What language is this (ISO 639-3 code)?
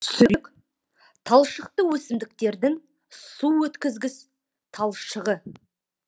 kaz